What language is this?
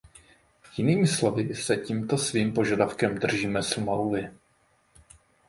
Czech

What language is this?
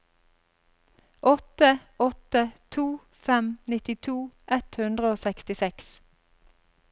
Norwegian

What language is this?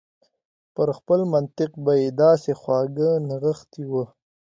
Pashto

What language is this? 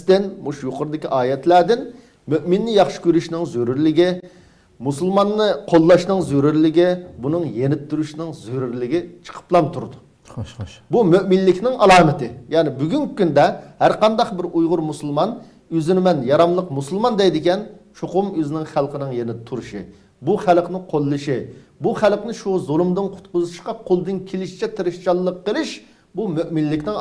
Turkish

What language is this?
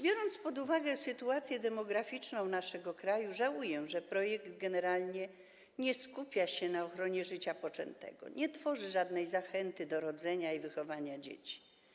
Polish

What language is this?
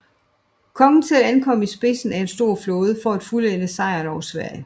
Danish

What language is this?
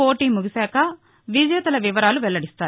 Telugu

